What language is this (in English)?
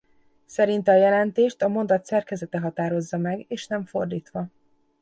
Hungarian